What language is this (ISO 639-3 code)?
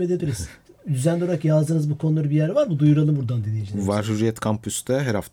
tur